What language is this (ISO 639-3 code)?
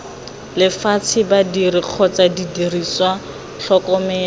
tsn